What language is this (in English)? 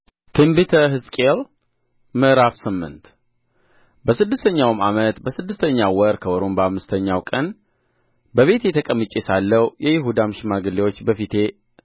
Amharic